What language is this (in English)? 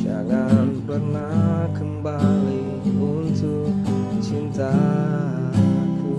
Indonesian